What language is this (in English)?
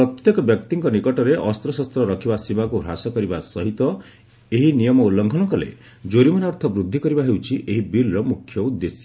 Odia